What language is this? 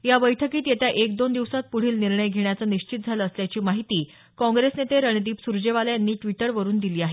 Marathi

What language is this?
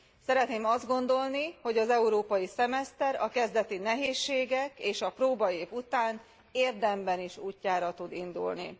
Hungarian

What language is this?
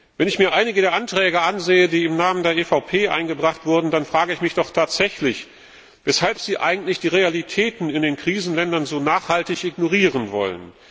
German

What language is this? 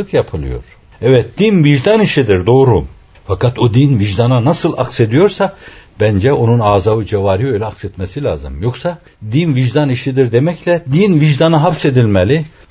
Turkish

